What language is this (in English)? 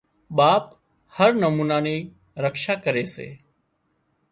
Wadiyara Koli